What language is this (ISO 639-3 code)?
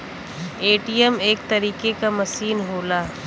bho